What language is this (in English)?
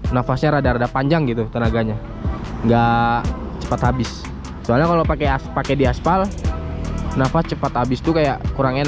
Indonesian